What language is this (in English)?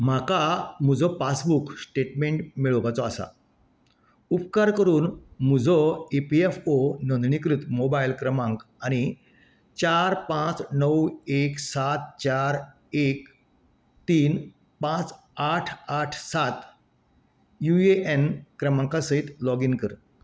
Konkani